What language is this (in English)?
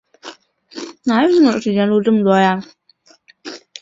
Chinese